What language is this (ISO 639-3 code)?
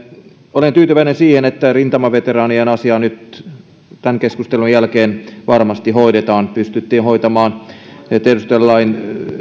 fin